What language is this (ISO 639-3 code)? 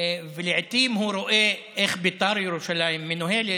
heb